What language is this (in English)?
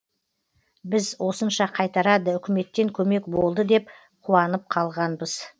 Kazakh